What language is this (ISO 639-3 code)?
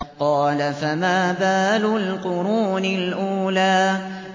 ara